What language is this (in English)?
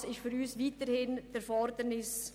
Swiss German